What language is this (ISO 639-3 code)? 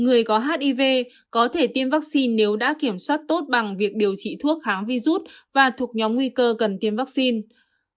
vie